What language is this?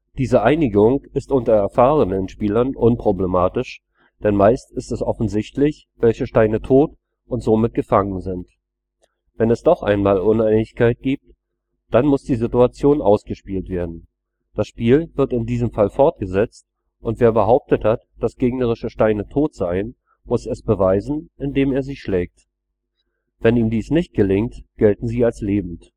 German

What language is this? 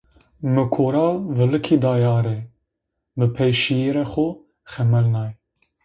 Zaza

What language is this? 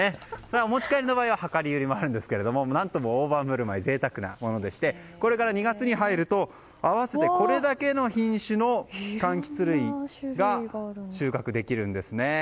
Japanese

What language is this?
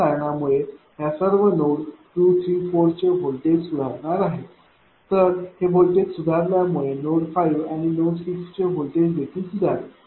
Marathi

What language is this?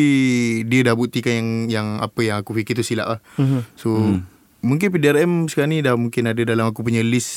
Malay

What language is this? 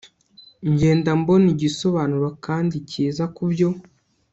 Kinyarwanda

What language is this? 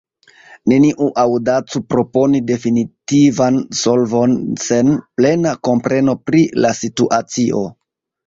Esperanto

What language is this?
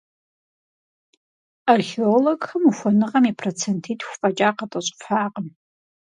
Kabardian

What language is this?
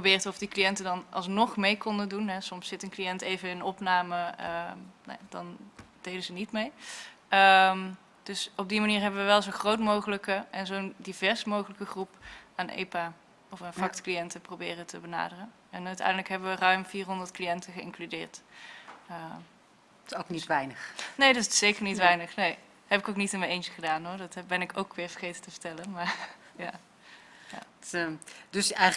Dutch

